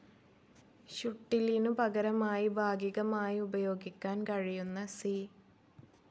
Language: Malayalam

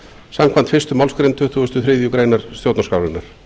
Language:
Icelandic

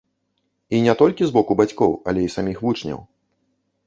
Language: Belarusian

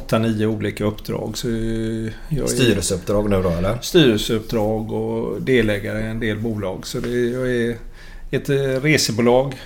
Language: Swedish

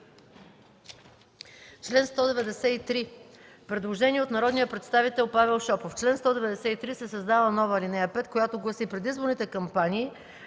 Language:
Bulgarian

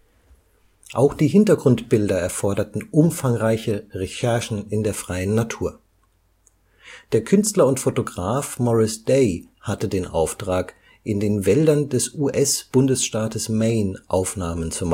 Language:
German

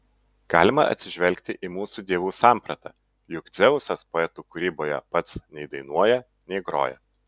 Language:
Lithuanian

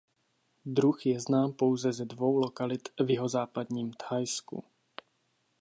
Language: Czech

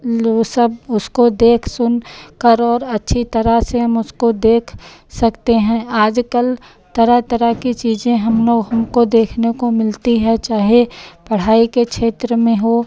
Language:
Hindi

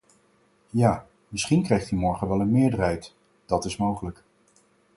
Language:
Dutch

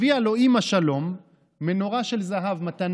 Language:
Hebrew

